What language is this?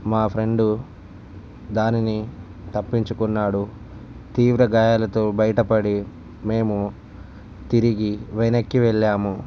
Telugu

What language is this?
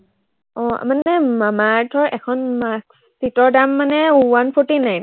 Assamese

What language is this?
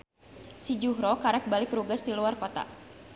Sundanese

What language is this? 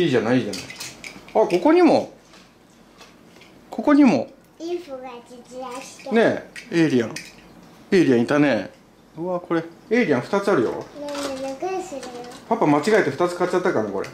Japanese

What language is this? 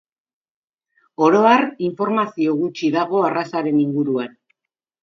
Basque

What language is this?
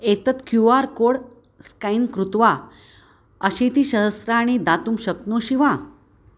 Sanskrit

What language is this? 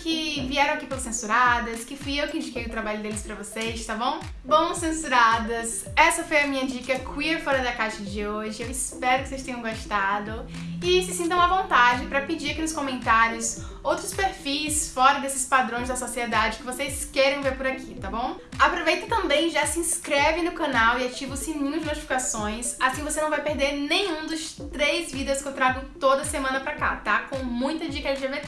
Portuguese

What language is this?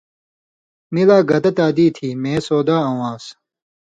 Indus Kohistani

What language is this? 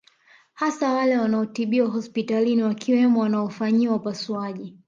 Swahili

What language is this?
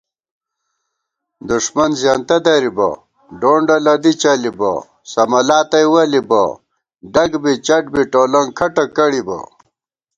Gawar-Bati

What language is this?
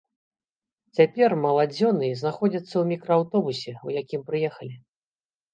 Belarusian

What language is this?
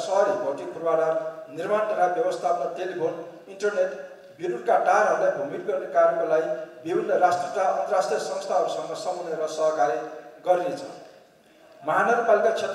Turkish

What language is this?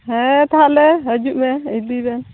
Santali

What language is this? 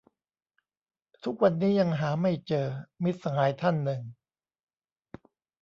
Thai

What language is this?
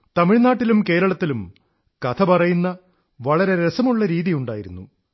Malayalam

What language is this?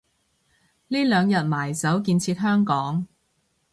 Cantonese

